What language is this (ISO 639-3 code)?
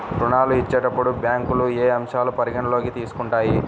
tel